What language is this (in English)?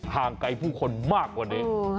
Thai